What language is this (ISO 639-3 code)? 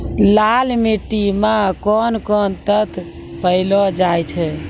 mai